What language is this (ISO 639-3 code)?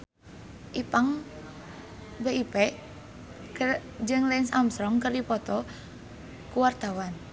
sun